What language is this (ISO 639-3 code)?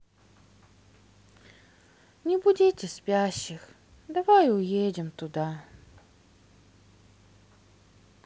rus